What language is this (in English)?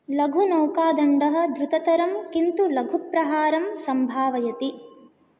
Sanskrit